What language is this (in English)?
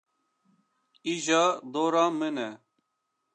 Kurdish